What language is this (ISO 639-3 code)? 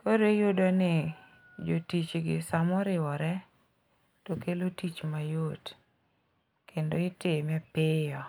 luo